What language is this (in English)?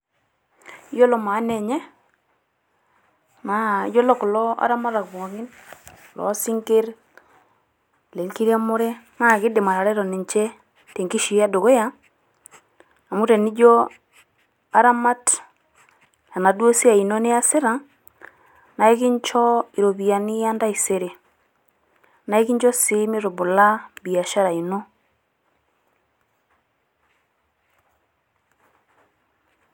Masai